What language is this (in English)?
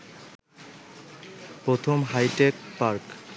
Bangla